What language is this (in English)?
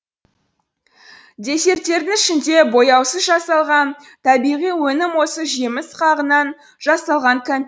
Kazakh